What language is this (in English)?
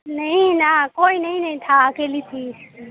Urdu